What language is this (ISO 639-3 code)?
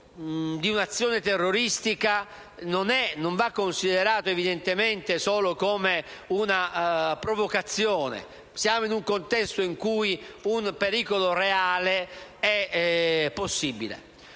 ita